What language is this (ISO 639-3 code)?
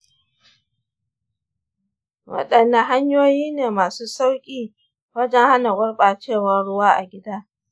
hau